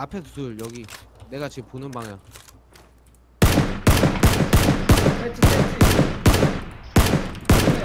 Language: Korean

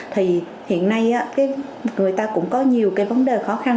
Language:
Vietnamese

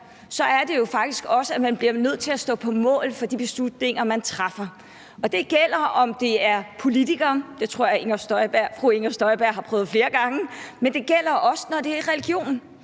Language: Danish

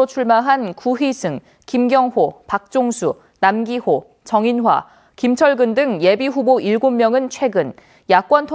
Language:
Korean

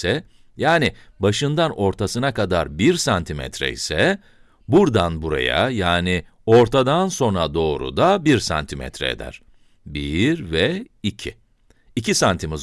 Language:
Turkish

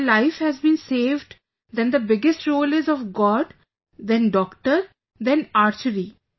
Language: English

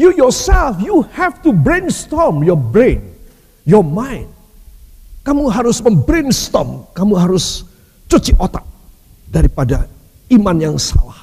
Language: Indonesian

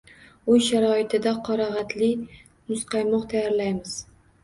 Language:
Uzbek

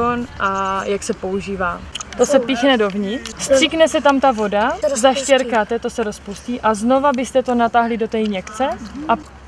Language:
Czech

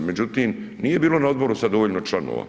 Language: Croatian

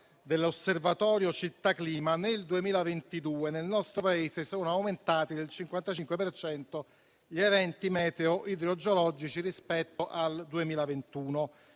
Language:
Italian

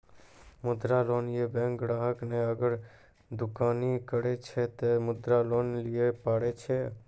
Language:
Maithili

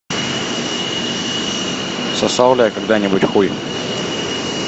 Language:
Russian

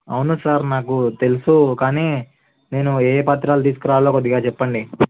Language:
Telugu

